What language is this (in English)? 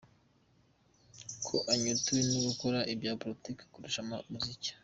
Kinyarwanda